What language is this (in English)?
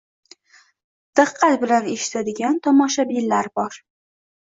Uzbek